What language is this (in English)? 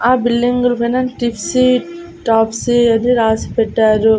Telugu